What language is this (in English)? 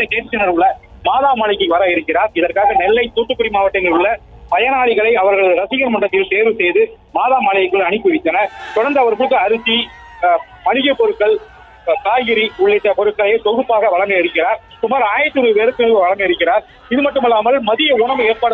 Korean